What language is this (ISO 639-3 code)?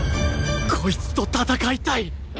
jpn